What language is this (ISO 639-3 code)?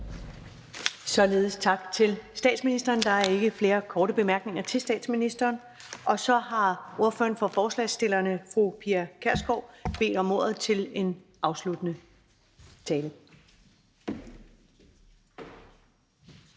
dan